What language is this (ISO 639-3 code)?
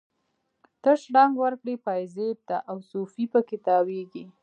pus